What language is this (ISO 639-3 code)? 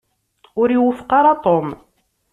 kab